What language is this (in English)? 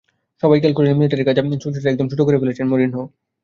Bangla